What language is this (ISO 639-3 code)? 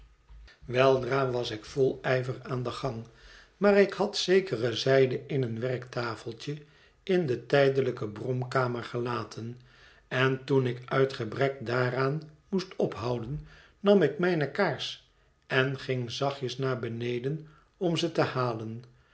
nld